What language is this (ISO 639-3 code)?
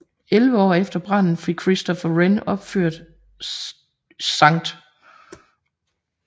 dan